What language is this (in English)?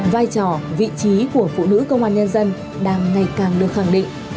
Vietnamese